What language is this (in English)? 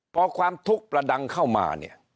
Thai